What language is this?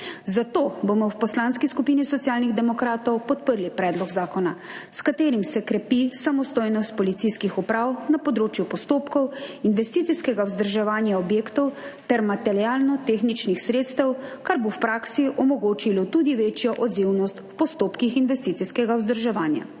Slovenian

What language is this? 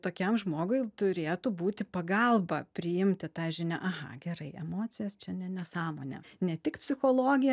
Lithuanian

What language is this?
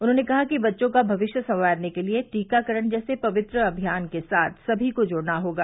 Hindi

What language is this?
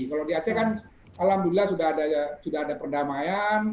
Indonesian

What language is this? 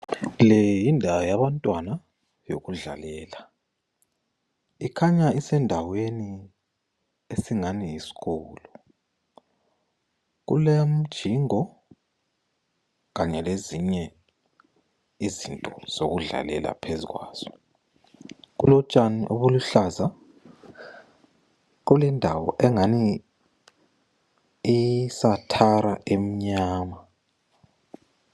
North Ndebele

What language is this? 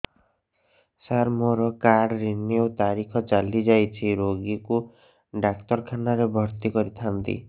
Odia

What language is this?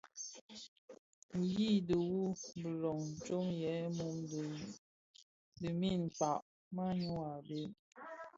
Bafia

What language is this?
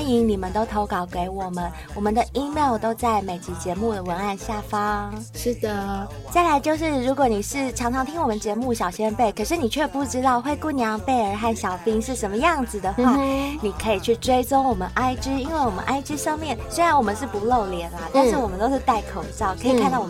Chinese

